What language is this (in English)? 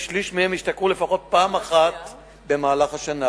Hebrew